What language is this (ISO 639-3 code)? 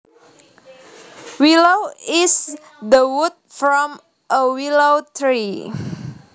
jav